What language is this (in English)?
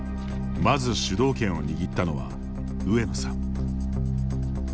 Japanese